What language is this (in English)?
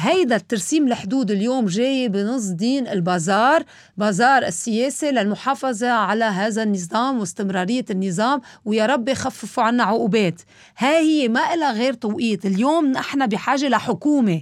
Arabic